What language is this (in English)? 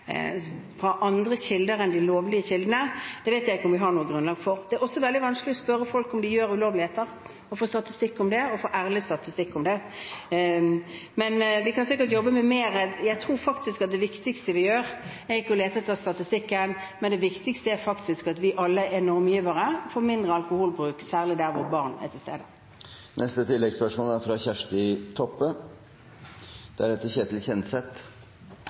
Norwegian